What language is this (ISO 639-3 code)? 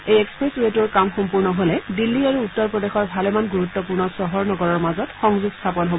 asm